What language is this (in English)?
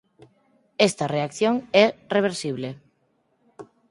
Galician